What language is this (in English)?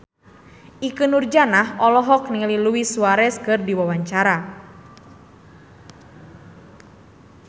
Sundanese